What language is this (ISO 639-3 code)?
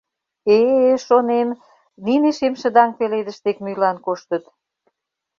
chm